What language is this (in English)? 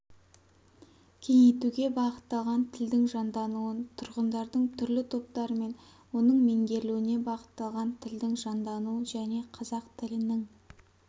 Kazakh